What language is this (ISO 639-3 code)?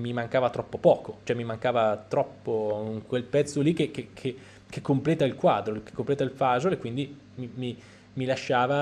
ita